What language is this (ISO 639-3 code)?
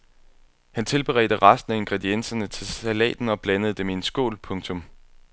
dan